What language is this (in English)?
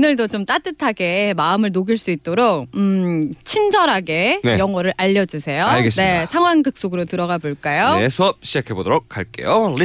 Korean